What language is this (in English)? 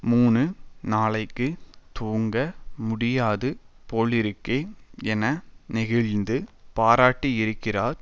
Tamil